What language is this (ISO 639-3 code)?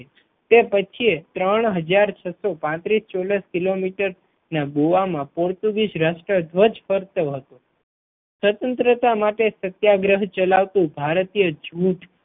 guj